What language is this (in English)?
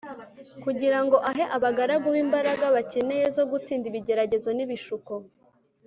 Kinyarwanda